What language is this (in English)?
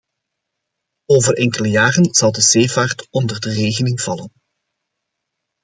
Dutch